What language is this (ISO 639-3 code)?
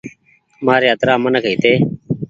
gig